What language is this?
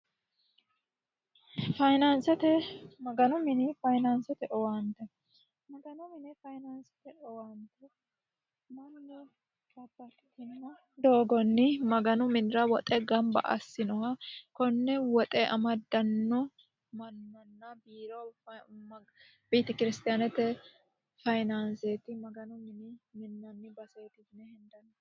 Sidamo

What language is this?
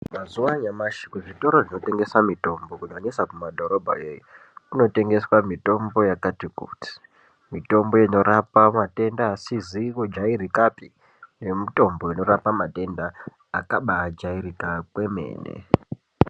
Ndau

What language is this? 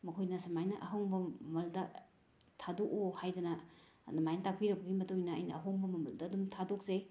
Manipuri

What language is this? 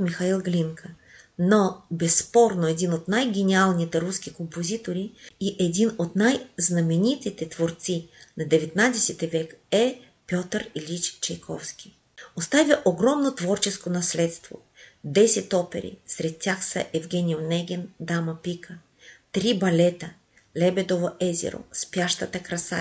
Bulgarian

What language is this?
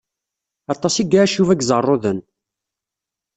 Kabyle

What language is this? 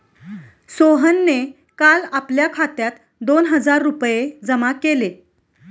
Marathi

